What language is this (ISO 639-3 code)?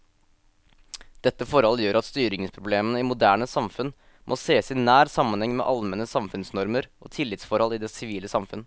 nor